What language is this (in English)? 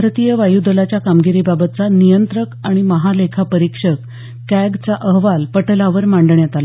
Marathi